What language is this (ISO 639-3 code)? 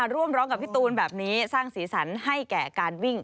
tha